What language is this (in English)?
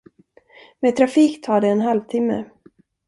Swedish